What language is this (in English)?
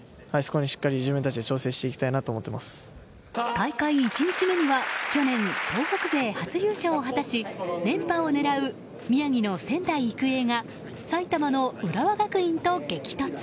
Japanese